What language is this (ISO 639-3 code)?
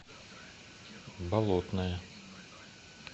rus